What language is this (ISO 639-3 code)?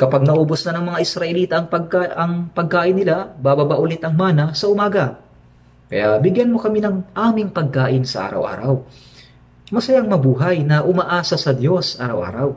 fil